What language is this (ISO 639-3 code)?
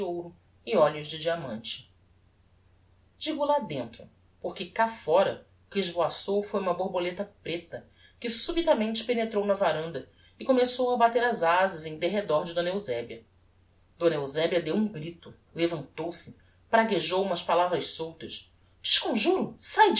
por